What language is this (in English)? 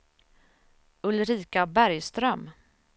Swedish